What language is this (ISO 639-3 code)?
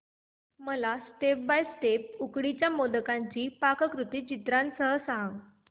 mar